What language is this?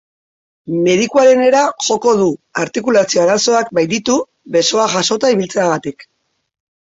Basque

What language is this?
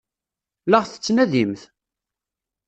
Kabyle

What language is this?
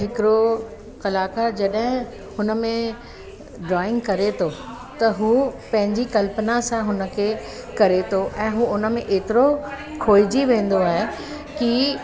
Sindhi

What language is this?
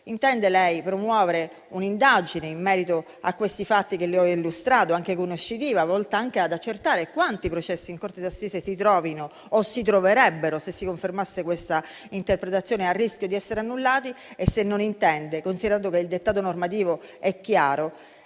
Italian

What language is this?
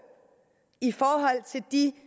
Danish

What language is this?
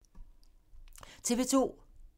Danish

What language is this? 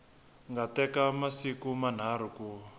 Tsonga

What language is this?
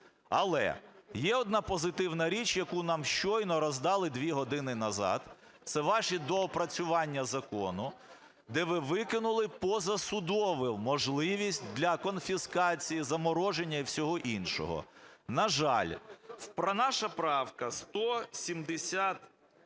Ukrainian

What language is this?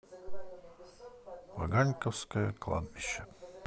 Russian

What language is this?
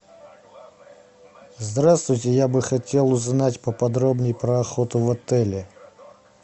Russian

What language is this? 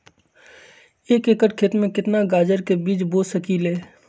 Magahi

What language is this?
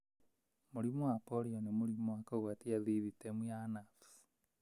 Kikuyu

